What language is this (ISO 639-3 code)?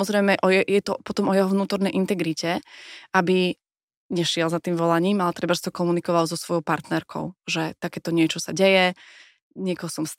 slk